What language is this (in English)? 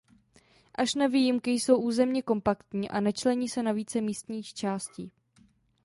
Czech